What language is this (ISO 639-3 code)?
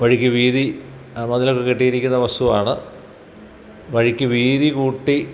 mal